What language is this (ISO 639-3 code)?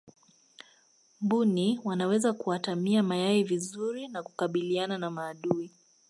swa